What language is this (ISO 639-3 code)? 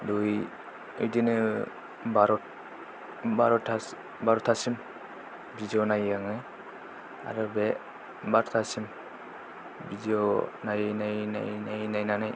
brx